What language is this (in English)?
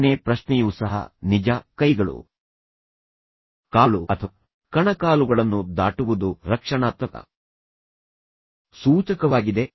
Kannada